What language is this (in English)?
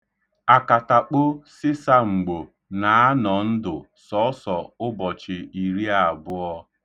Igbo